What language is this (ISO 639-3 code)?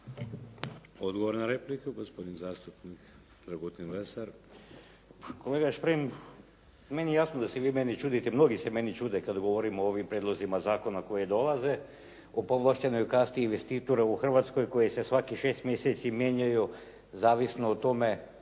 hrv